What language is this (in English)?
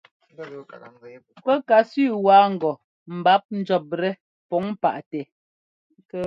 Ngomba